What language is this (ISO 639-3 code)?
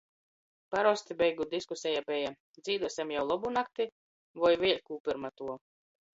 ltg